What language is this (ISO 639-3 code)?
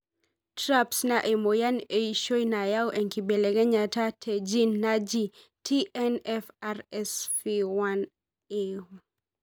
mas